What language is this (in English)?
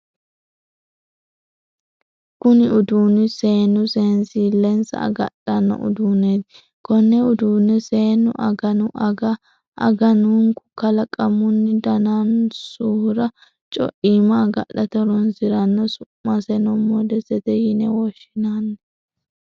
Sidamo